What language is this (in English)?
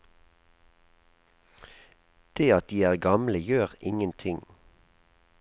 Norwegian